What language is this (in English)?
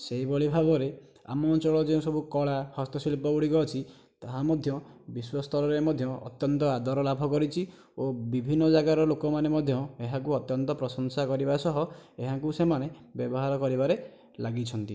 Odia